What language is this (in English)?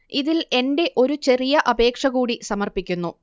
Malayalam